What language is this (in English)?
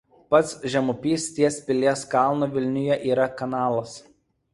Lithuanian